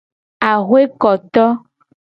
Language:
Gen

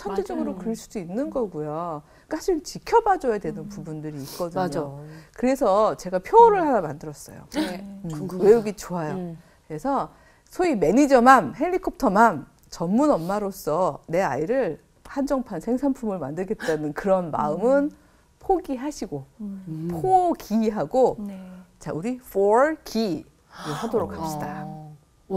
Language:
Korean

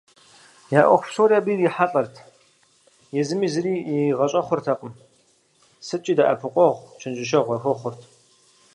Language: Kabardian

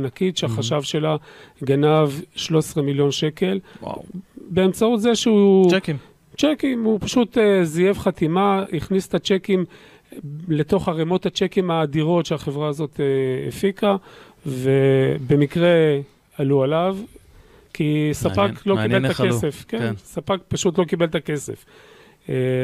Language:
Hebrew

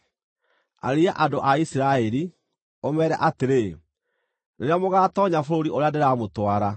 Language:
Kikuyu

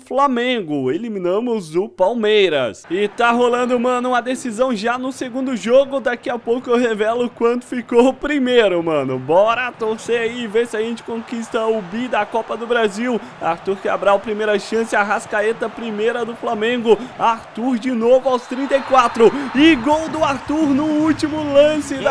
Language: Portuguese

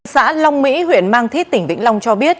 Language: Vietnamese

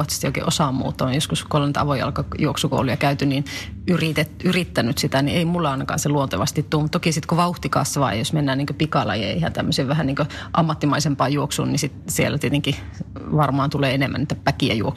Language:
Finnish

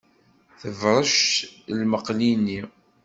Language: Kabyle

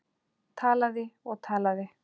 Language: Icelandic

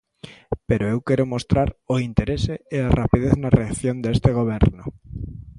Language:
Galician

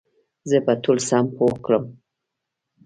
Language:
Pashto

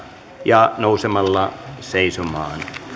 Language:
Finnish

